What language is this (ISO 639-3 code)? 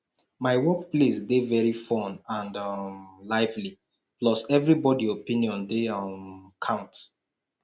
pcm